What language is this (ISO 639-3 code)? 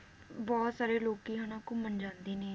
pan